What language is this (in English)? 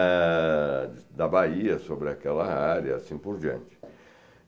Portuguese